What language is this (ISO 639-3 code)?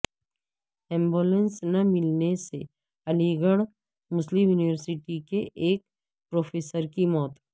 urd